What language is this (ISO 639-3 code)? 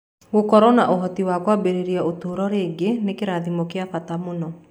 kik